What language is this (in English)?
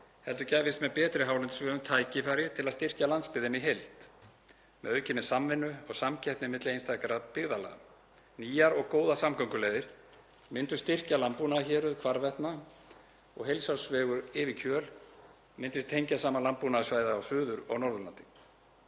Icelandic